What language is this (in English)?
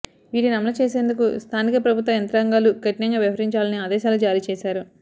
Telugu